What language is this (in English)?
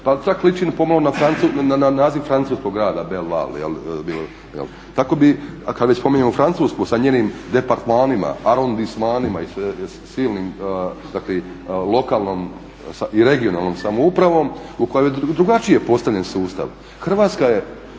Croatian